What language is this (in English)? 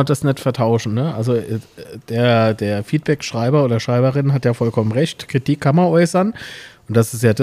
German